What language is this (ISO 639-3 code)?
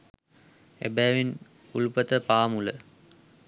sin